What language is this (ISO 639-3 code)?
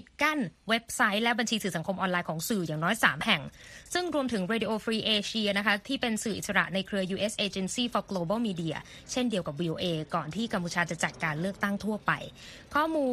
tha